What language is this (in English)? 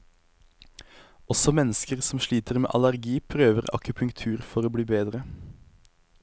Norwegian